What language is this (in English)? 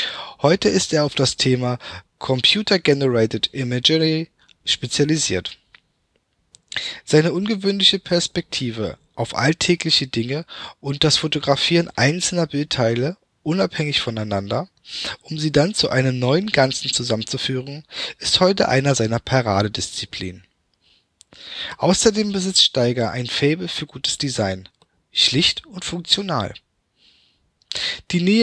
German